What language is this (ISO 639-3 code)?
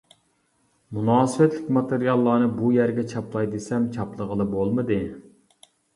uig